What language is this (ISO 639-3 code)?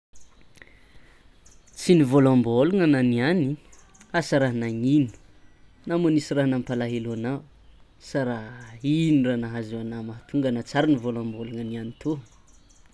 xmw